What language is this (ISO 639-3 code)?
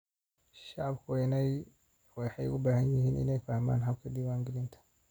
som